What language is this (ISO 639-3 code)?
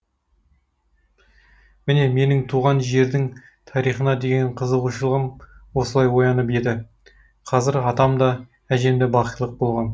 kaz